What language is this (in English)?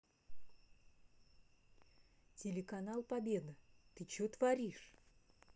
Russian